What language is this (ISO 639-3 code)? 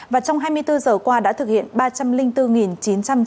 vie